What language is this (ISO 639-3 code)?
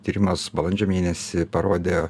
lit